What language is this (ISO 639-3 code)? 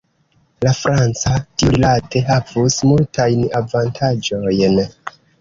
epo